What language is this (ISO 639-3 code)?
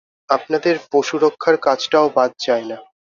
ben